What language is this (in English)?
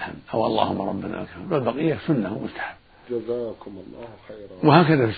Arabic